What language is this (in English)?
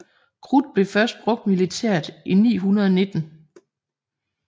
Danish